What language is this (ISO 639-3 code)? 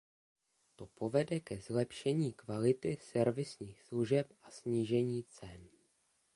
ces